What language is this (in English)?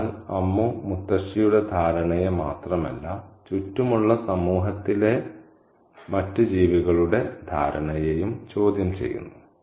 Malayalam